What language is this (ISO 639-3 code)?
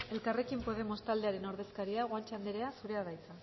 eus